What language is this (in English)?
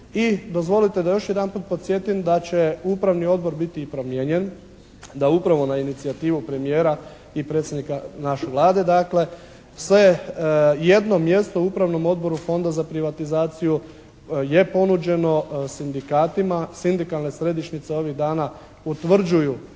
Croatian